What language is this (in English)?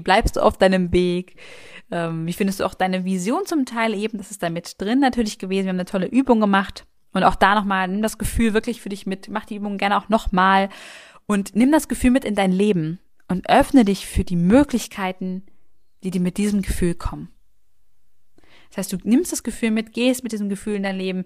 German